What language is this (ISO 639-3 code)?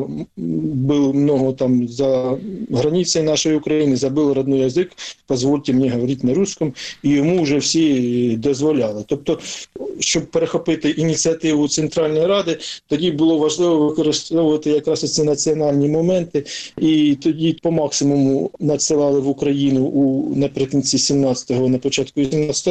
ukr